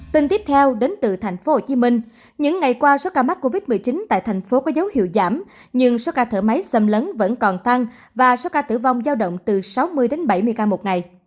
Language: Vietnamese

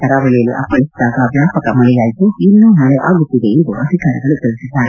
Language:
Kannada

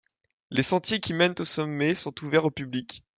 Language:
French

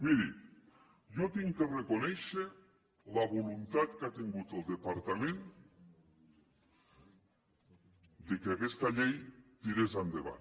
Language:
Catalan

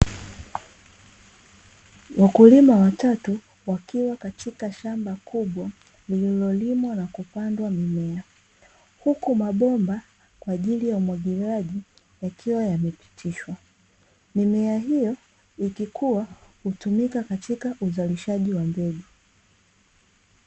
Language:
Swahili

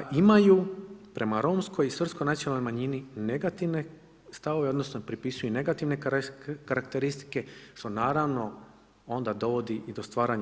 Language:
Croatian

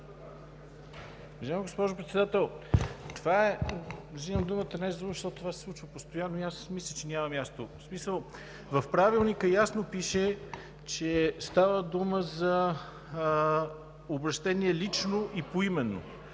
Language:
Bulgarian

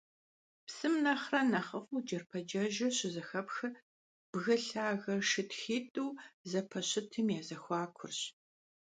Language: Kabardian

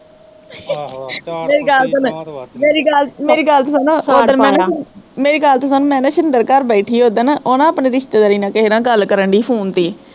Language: Punjabi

